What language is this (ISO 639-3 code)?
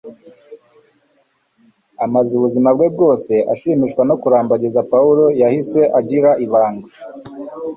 kin